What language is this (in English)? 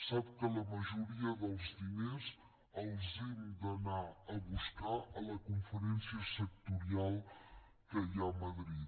Catalan